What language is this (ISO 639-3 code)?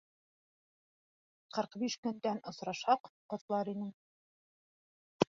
bak